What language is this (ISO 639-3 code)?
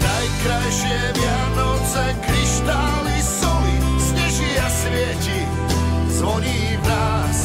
hrv